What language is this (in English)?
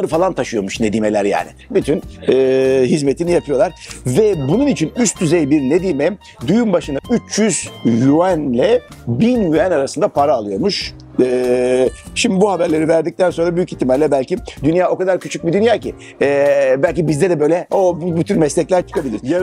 Turkish